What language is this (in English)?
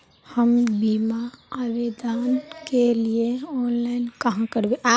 Magahi